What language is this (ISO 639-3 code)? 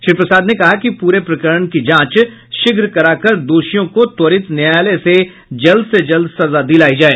hin